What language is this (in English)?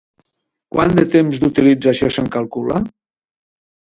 Catalan